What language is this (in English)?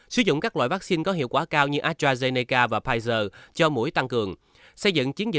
Vietnamese